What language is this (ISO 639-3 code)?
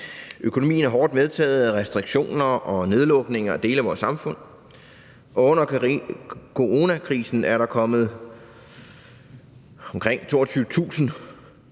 dan